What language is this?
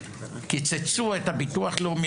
Hebrew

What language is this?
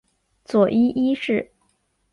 Chinese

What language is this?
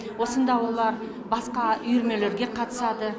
Kazakh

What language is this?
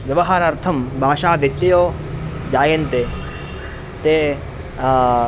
Sanskrit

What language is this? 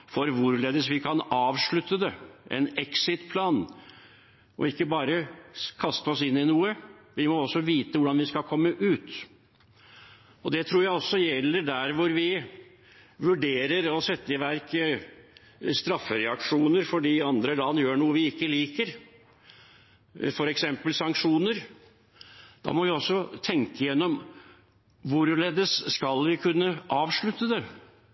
Norwegian Bokmål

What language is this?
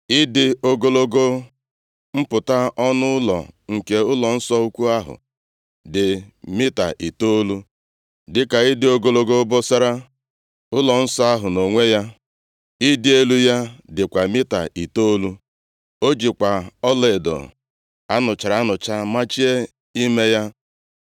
Igbo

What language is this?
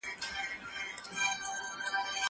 Pashto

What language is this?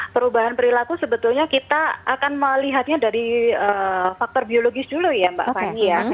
Indonesian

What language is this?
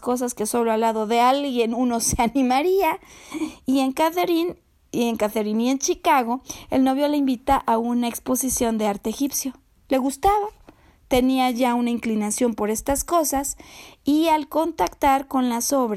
Spanish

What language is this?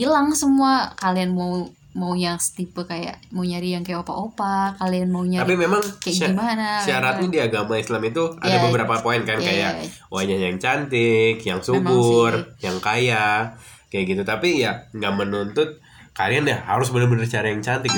Indonesian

